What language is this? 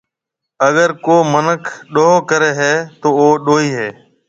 Marwari (Pakistan)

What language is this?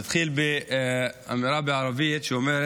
Hebrew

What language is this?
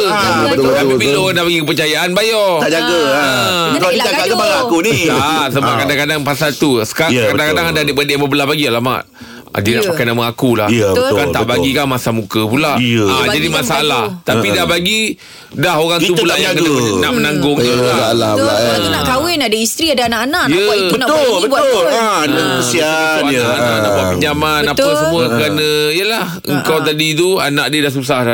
Malay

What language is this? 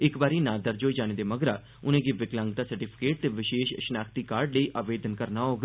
Dogri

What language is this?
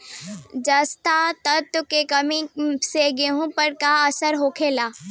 Bhojpuri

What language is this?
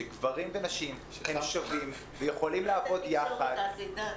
Hebrew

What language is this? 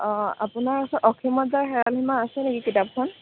Assamese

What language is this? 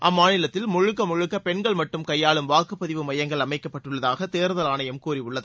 Tamil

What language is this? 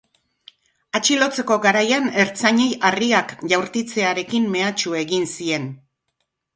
Basque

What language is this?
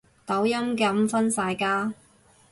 Cantonese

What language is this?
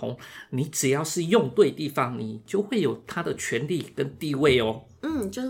Chinese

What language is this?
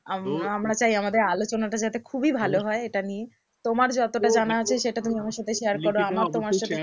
Bangla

